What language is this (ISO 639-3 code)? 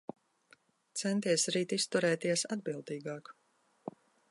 lav